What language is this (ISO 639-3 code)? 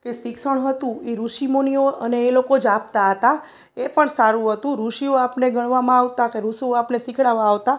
guj